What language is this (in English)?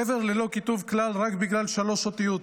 Hebrew